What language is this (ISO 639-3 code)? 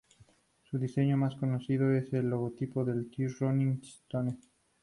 spa